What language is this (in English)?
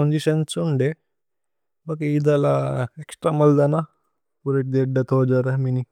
Tulu